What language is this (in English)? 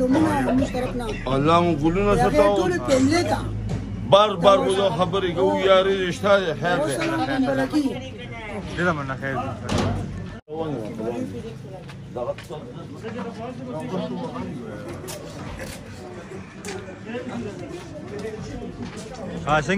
Arabic